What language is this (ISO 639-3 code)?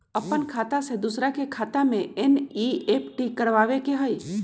mag